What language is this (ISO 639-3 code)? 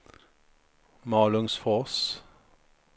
swe